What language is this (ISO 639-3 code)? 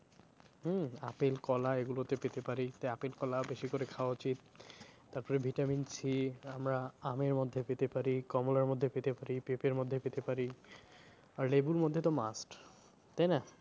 ben